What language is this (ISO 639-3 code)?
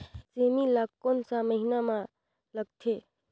hne